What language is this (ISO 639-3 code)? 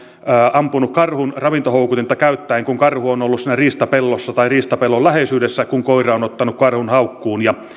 fin